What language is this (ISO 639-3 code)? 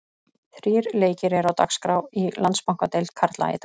isl